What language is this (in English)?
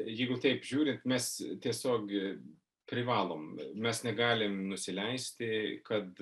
Lithuanian